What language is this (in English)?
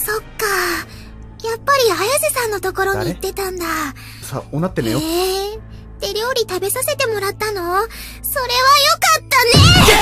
Japanese